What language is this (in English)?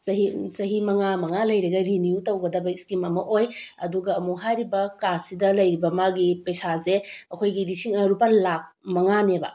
Manipuri